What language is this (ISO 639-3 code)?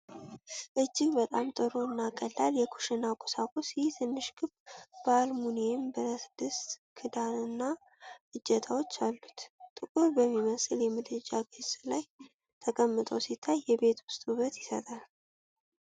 amh